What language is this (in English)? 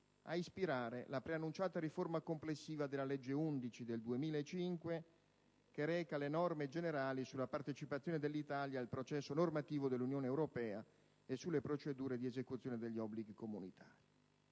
Italian